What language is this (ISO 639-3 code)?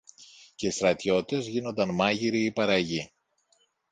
ell